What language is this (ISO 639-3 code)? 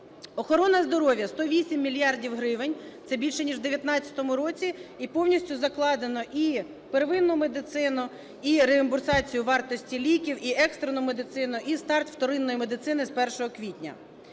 ukr